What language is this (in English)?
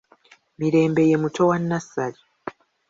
Ganda